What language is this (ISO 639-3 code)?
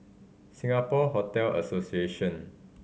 eng